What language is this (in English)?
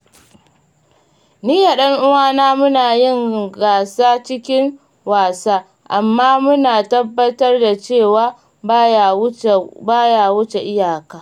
Hausa